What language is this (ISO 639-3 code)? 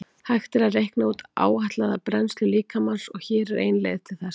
isl